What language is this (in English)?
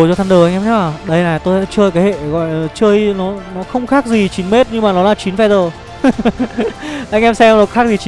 Vietnamese